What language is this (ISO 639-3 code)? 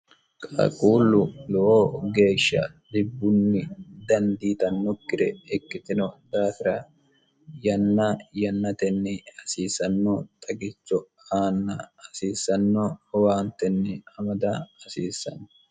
sid